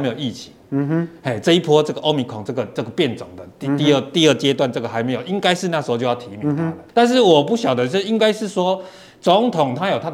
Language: Chinese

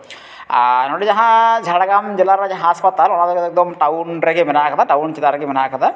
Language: Santali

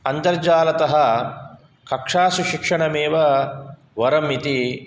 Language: Sanskrit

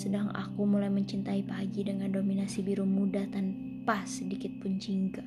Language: Indonesian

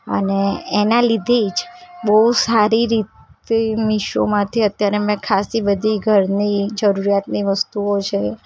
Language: Gujarati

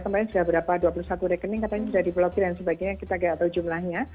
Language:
Indonesian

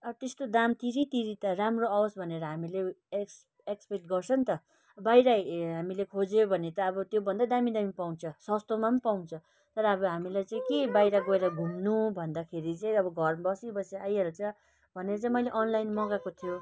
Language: Nepali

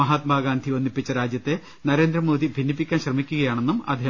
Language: Malayalam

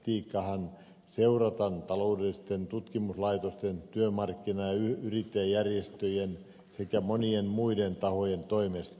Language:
Finnish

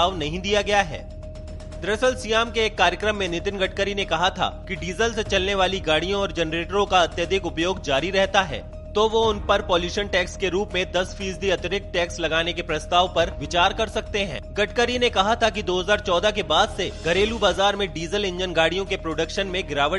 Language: Hindi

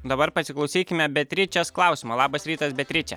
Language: Lithuanian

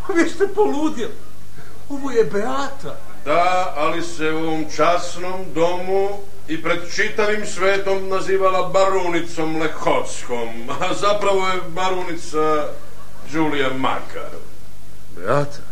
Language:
Croatian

